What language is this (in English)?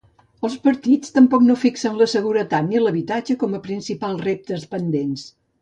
Catalan